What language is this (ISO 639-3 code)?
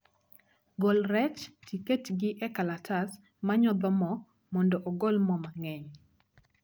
luo